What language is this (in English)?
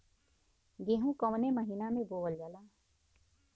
Bhojpuri